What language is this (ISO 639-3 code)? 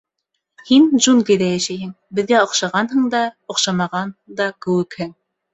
bak